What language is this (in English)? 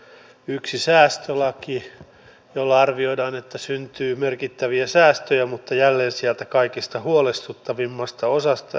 Finnish